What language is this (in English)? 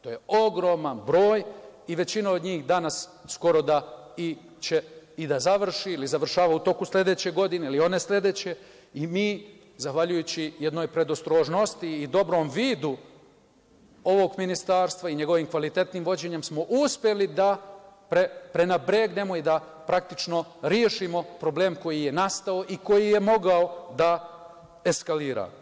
Serbian